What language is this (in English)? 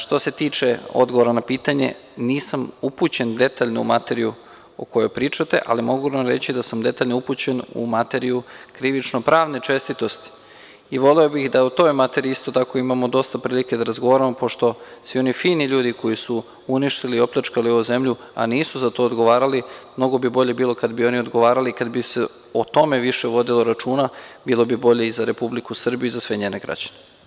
Serbian